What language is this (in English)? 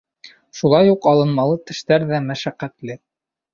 Bashkir